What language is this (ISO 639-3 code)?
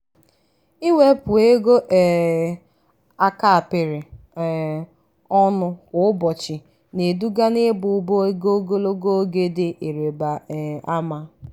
ibo